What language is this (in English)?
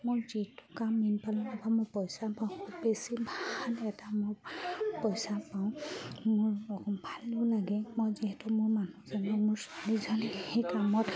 Assamese